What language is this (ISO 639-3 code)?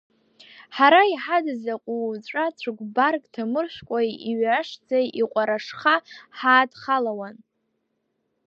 abk